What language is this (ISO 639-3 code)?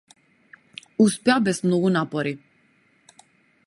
mkd